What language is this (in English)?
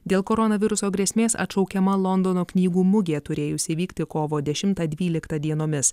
Lithuanian